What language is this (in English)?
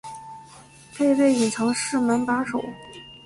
Chinese